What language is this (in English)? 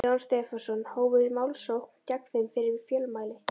Icelandic